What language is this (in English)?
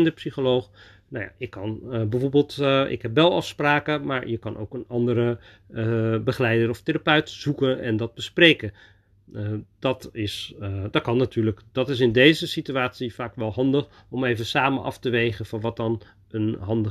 Dutch